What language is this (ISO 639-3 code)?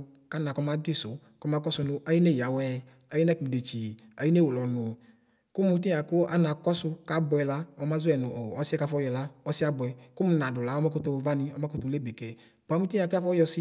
kpo